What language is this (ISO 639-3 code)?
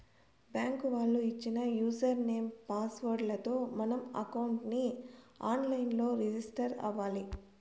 tel